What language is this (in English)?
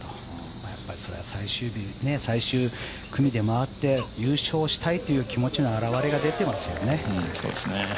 Japanese